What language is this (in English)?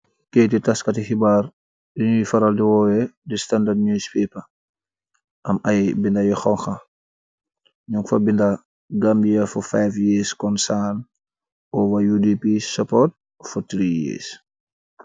Wolof